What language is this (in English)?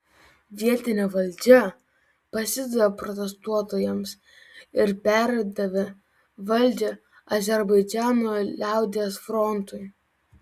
Lithuanian